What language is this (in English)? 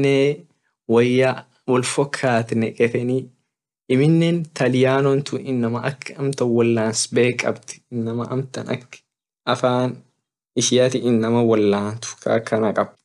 Orma